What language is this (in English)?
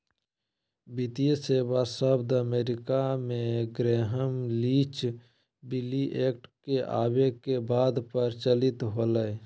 Magahi